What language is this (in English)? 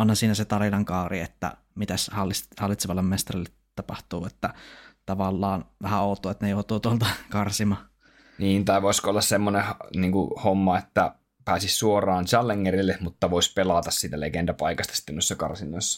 Finnish